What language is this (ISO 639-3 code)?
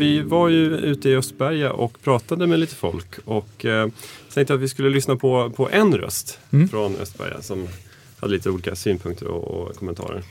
swe